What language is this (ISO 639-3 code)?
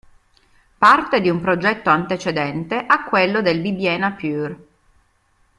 ita